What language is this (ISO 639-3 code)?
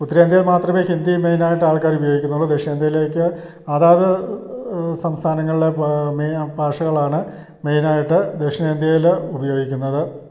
mal